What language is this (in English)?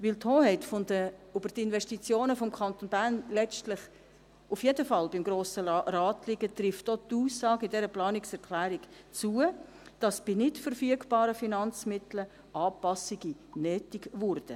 Swiss German